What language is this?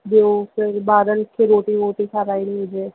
Sindhi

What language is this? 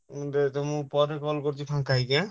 Odia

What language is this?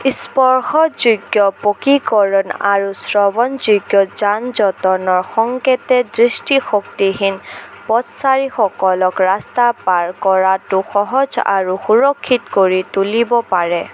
Assamese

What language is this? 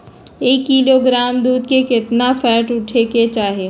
Magahi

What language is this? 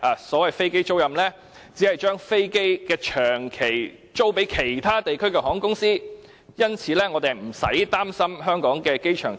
Cantonese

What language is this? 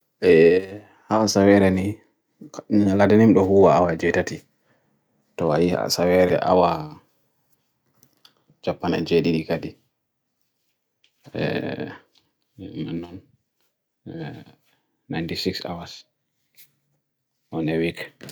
Bagirmi Fulfulde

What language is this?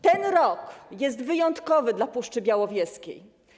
Polish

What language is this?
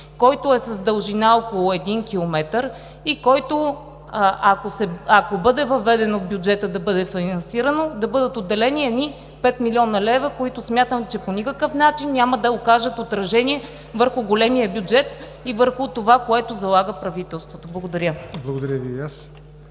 Bulgarian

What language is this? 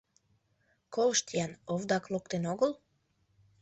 Mari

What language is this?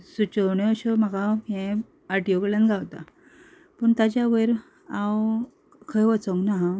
Konkani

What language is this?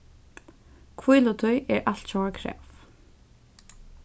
Faroese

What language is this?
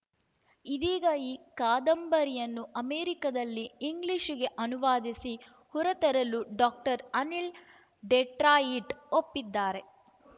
Kannada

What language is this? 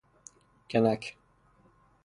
Persian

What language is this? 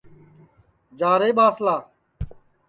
Sansi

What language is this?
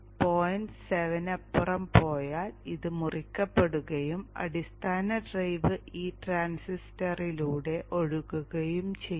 Malayalam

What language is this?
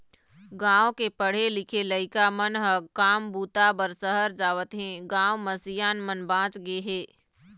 Chhattisgarhi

